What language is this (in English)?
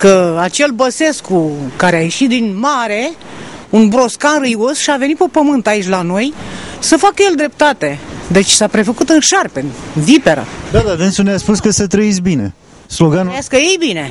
Romanian